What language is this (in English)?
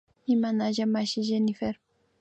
Imbabura Highland Quichua